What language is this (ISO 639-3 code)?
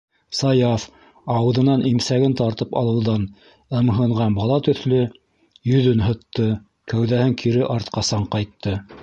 bak